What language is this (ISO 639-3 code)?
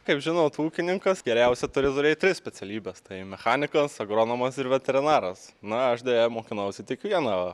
lit